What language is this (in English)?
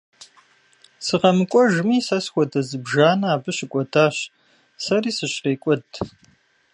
Kabardian